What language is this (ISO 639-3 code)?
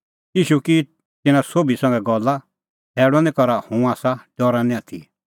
kfx